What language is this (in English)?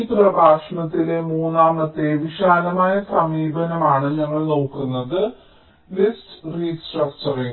Malayalam